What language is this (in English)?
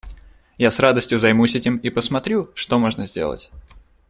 Russian